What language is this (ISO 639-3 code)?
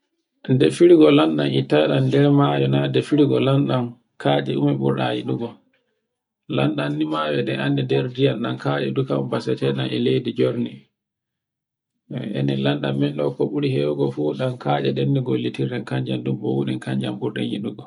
fue